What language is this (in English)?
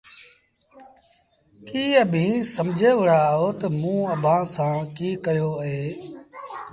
Sindhi Bhil